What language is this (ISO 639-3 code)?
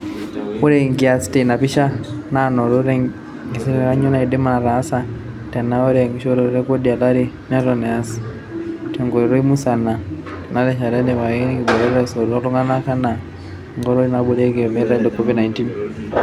mas